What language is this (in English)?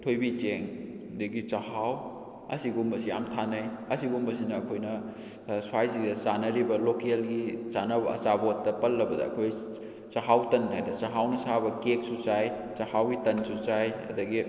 Manipuri